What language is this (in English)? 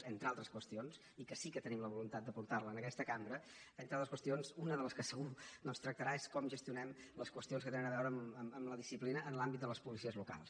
Catalan